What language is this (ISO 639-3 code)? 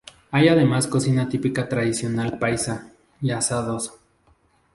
spa